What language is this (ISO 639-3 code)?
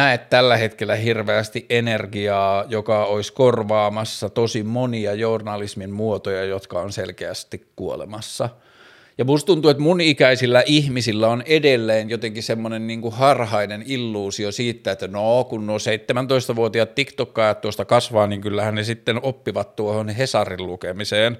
fin